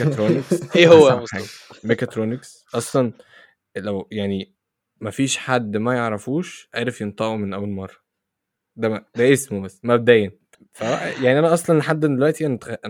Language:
Arabic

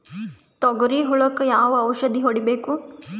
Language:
Kannada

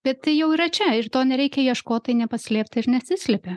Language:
Lithuanian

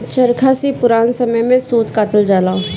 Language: Bhojpuri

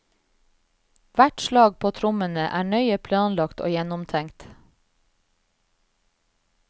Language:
Norwegian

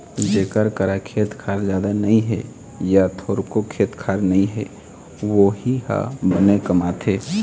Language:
Chhattisgarhi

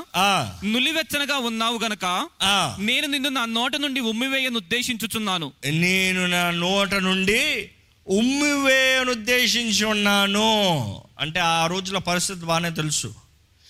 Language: Telugu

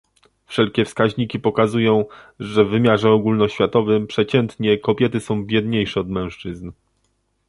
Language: Polish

